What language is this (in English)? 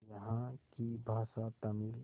Hindi